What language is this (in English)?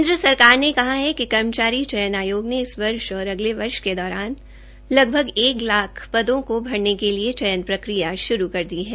Hindi